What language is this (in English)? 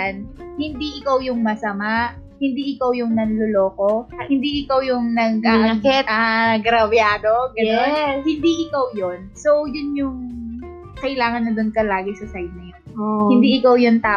Filipino